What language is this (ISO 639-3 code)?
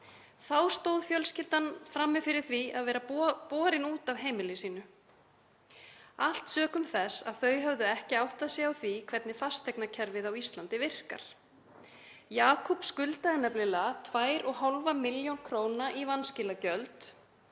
isl